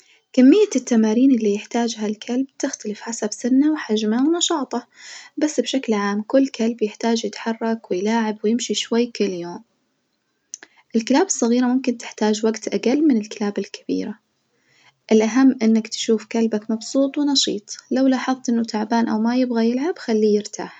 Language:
Najdi Arabic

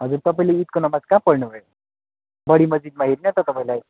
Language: Nepali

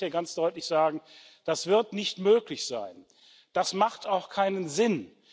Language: German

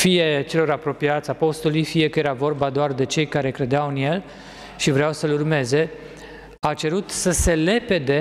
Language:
Romanian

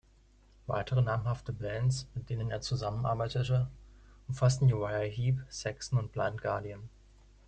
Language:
German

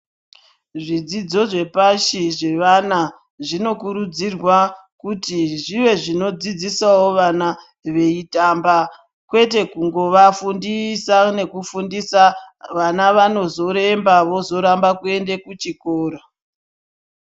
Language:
Ndau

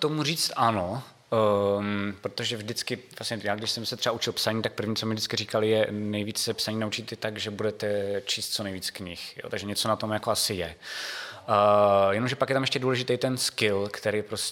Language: Czech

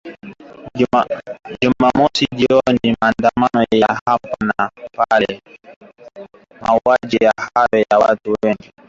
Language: Swahili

